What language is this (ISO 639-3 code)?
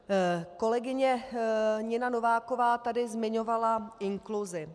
ces